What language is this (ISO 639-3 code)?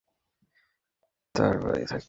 ben